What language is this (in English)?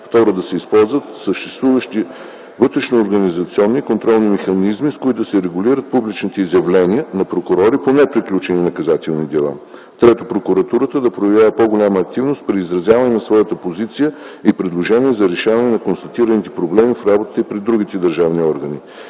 Bulgarian